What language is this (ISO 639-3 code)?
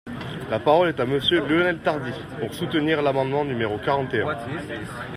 fra